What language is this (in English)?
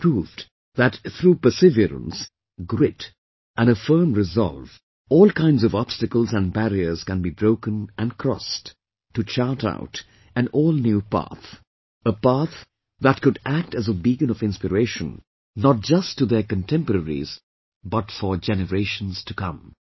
English